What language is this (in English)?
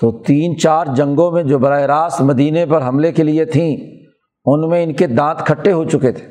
Urdu